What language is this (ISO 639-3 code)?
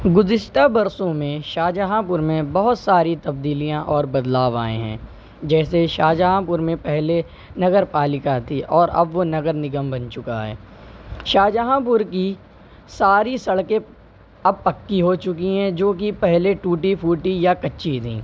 urd